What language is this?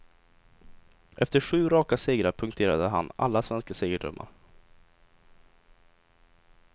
Swedish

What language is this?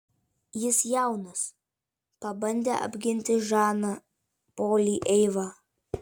Lithuanian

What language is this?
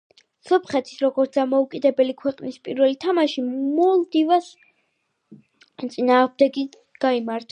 Georgian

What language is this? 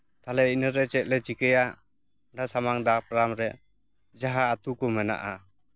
Santali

